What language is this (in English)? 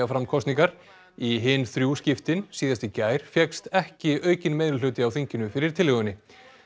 Icelandic